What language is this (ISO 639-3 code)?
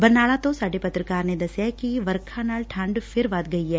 pan